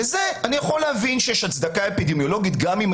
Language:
Hebrew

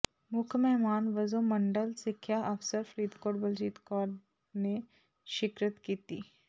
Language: Punjabi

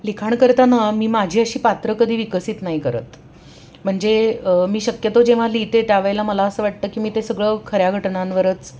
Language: Marathi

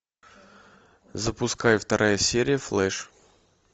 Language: Russian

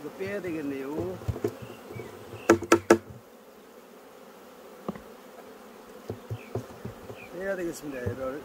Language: Korean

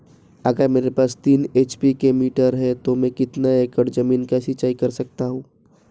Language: Hindi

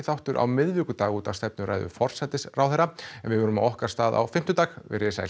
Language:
Icelandic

